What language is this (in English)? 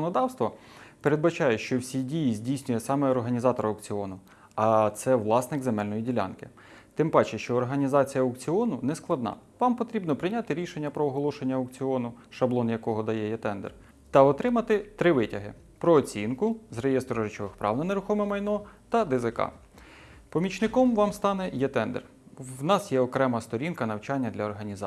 Ukrainian